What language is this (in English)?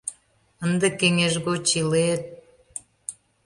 Mari